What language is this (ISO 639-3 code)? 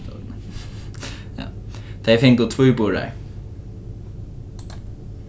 fao